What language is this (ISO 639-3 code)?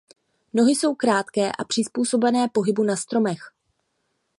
ces